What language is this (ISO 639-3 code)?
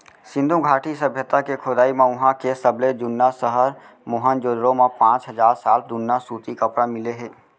hne